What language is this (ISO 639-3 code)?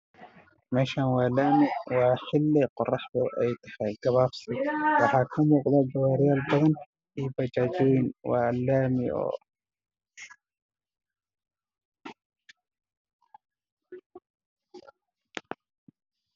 som